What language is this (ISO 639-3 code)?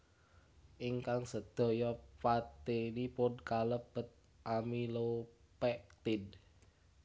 jav